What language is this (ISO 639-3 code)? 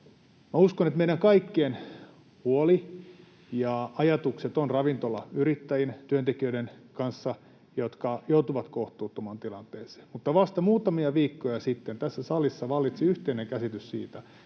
fin